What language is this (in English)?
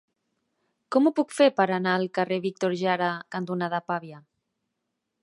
Catalan